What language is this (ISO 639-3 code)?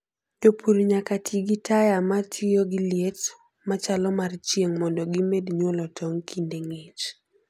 luo